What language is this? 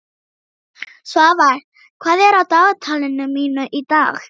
Icelandic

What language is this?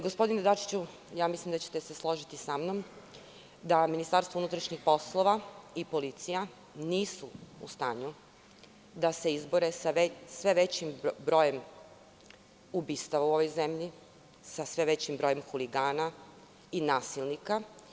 Serbian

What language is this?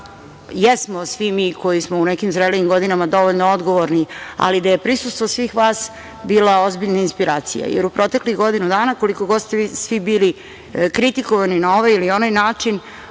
Serbian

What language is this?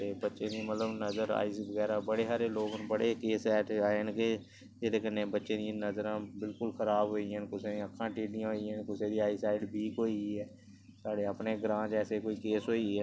Dogri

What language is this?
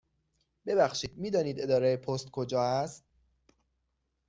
Persian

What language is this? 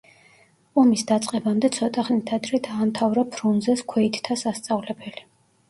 Georgian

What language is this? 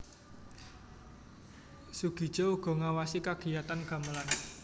Javanese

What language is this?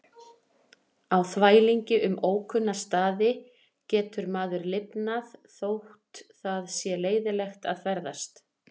Icelandic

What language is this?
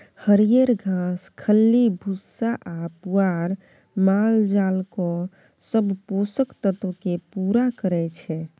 Maithili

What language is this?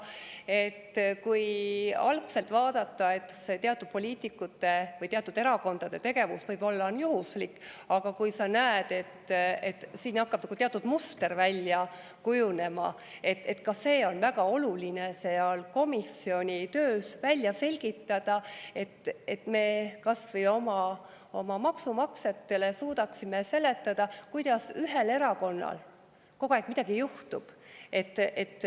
Estonian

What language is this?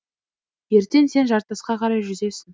Kazakh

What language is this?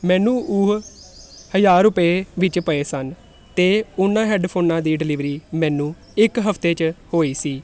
Punjabi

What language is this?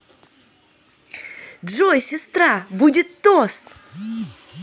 Russian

